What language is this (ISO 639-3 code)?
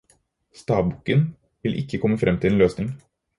nob